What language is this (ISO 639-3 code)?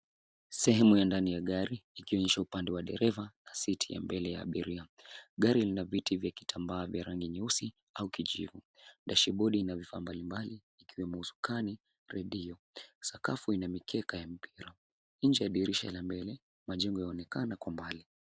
swa